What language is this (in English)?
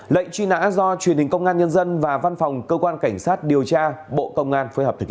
Vietnamese